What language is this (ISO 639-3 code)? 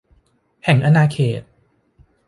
tha